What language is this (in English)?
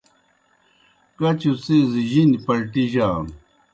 Kohistani Shina